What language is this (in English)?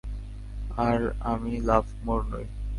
Bangla